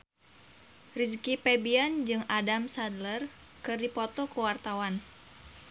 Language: Sundanese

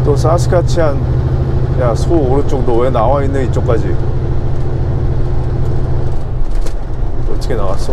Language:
Korean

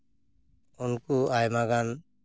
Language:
Santali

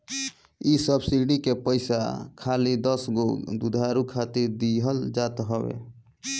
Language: Bhojpuri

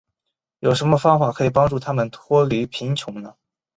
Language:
Chinese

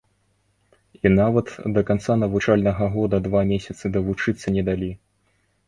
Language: Belarusian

